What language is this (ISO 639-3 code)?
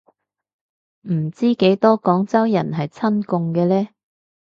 yue